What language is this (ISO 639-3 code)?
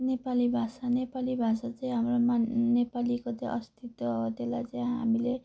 nep